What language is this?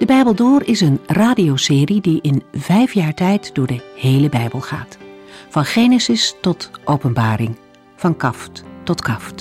Dutch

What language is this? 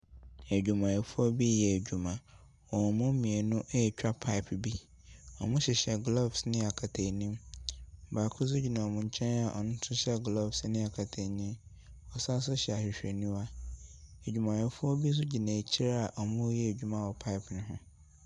Akan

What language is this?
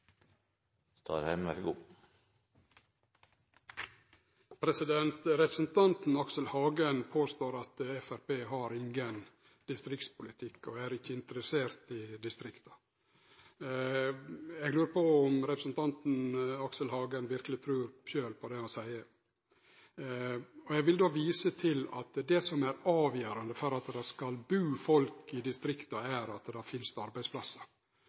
Norwegian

